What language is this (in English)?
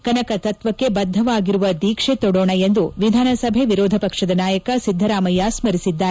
Kannada